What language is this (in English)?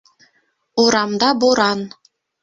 Bashkir